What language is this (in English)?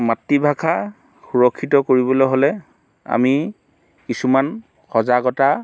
Assamese